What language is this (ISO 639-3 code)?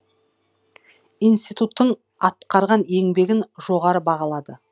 kaz